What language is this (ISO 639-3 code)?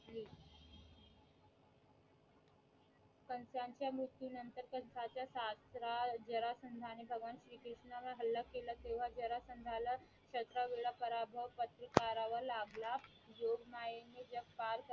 mar